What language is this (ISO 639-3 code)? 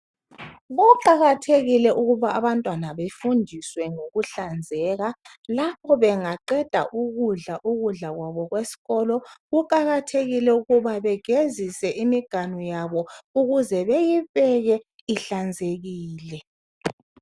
nde